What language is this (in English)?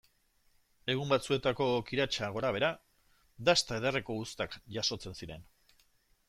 Basque